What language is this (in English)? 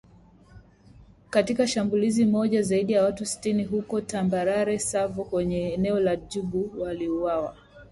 Swahili